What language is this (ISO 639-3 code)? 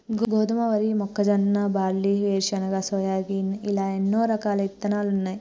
tel